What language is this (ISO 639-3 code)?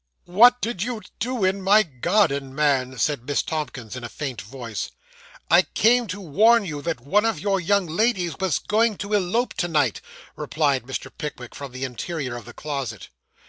eng